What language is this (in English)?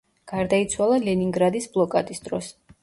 Georgian